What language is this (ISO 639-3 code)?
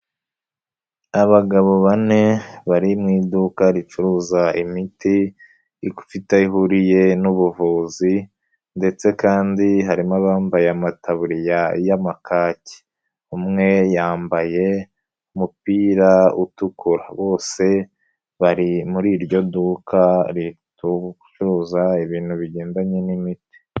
kin